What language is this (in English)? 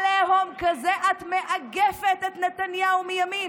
Hebrew